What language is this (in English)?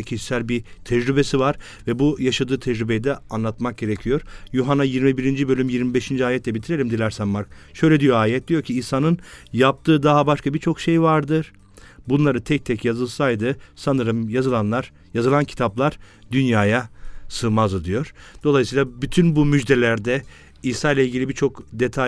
Turkish